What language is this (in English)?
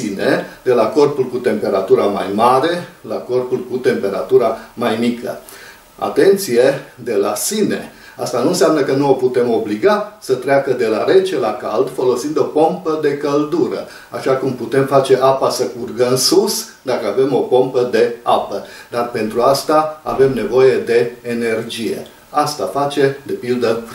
Romanian